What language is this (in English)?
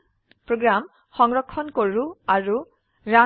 Assamese